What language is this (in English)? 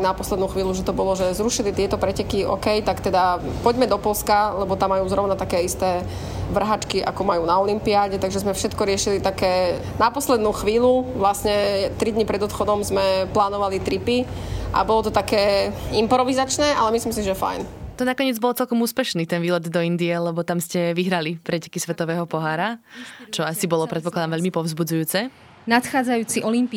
Slovak